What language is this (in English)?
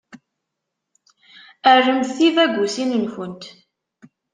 Kabyle